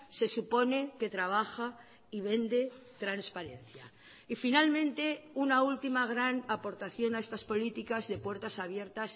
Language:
Spanish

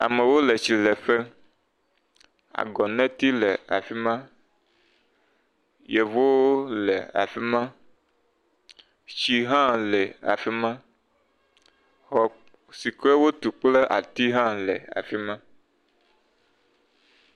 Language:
Ewe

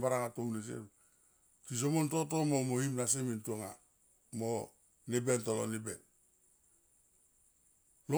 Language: Tomoip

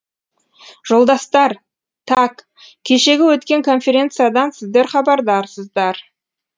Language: Kazakh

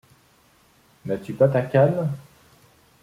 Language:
French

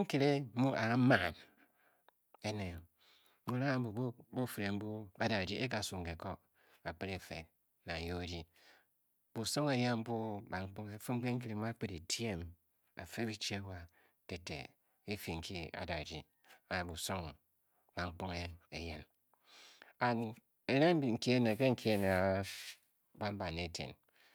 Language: Bokyi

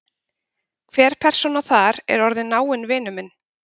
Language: Icelandic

